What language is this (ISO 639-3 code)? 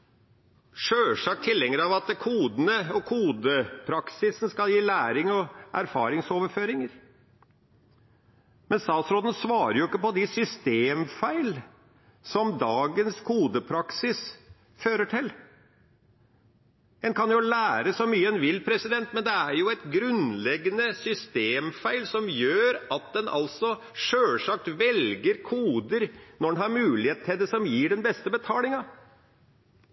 nob